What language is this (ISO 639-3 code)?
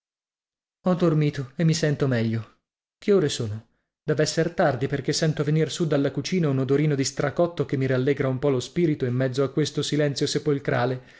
ita